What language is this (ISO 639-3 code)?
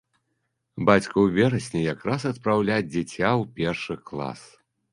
bel